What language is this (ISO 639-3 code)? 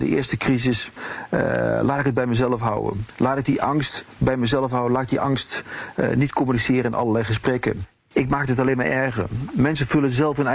nld